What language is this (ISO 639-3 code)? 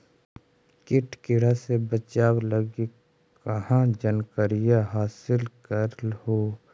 mag